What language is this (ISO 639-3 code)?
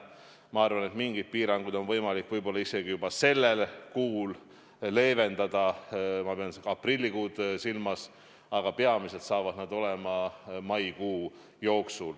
est